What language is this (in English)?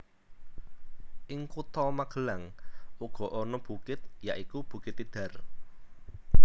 Javanese